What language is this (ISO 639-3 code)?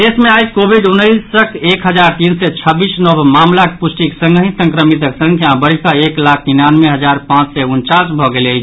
mai